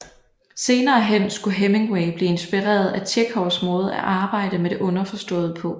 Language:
Danish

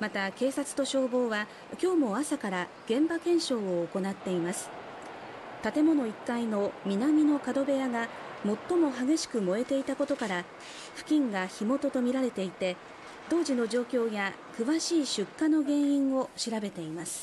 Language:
Japanese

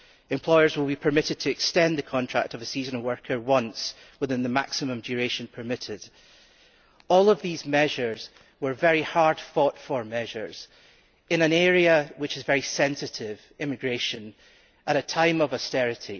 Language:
English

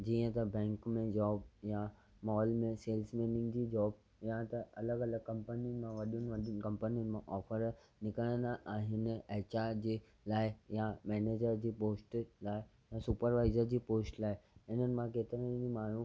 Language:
Sindhi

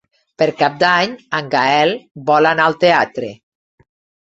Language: Catalan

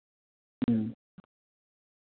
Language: Santali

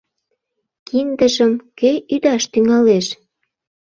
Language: Mari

